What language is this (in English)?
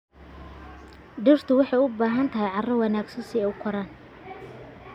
Somali